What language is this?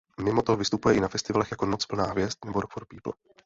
Czech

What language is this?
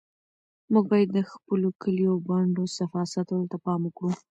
Pashto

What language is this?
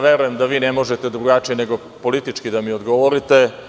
Serbian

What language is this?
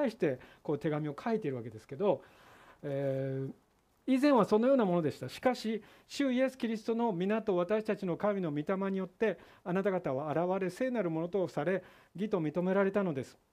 Japanese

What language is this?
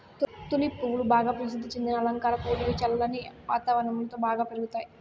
Telugu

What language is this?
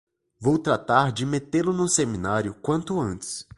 Portuguese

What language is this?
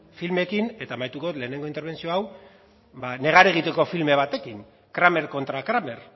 Basque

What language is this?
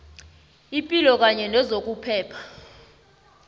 South Ndebele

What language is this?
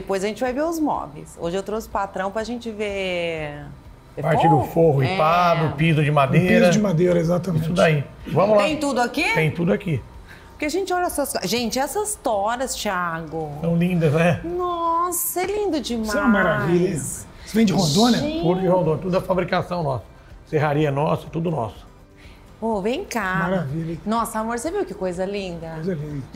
Portuguese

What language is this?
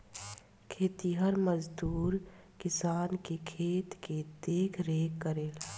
Bhojpuri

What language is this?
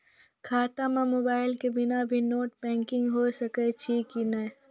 Maithili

